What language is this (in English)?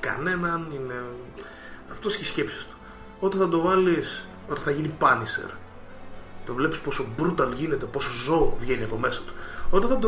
Greek